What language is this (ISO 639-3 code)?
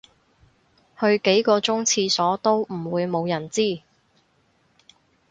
yue